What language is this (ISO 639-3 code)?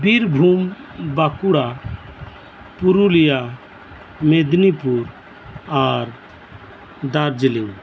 sat